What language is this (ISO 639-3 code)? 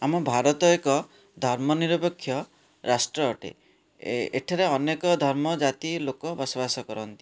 ori